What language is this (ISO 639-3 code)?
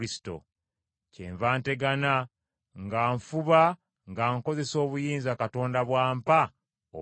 lug